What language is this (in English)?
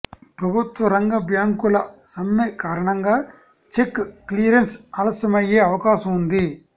Telugu